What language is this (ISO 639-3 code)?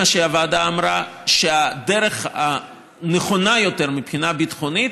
heb